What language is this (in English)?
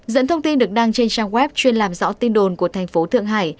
Vietnamese